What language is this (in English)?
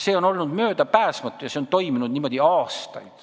Estonian